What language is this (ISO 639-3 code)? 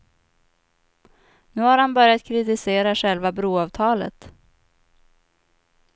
swe